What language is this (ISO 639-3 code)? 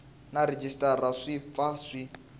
tso